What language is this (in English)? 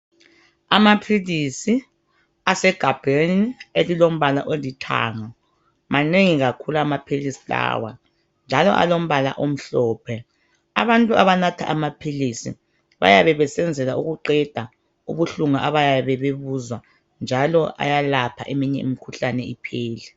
North Ndebele